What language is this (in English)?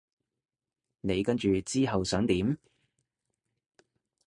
Cantonese